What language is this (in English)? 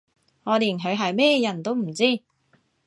Cantonese